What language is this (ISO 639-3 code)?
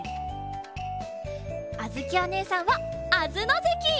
jpn